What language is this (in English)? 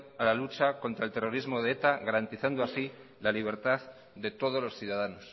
Spanish